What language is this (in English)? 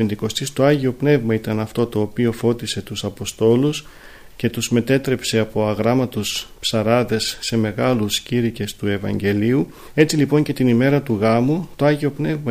Greek